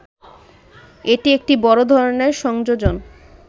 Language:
Bangla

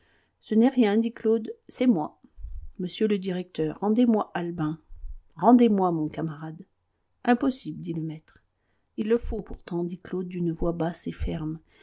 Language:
French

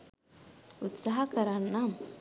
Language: Sinhala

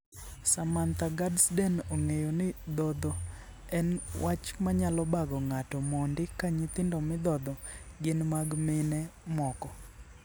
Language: Luo (Kenya and Tanzania)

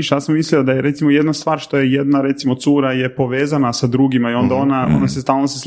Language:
Croatian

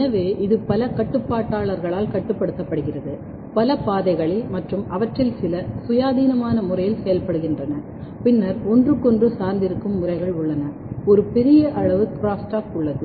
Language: Tamil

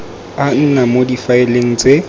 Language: Tswana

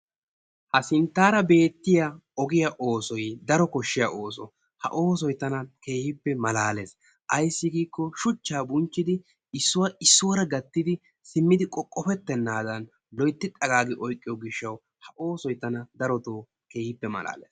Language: Wolaytta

